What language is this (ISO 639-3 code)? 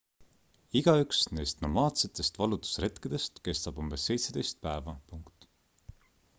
est